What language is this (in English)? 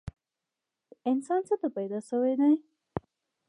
Pashto